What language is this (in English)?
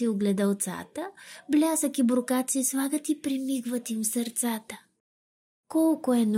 Bulgarian